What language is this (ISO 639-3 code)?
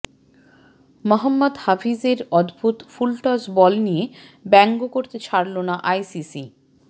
ben